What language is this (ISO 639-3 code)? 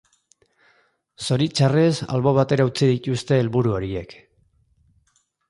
eus